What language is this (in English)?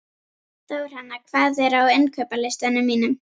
Icelandic